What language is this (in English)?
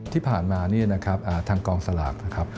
Thai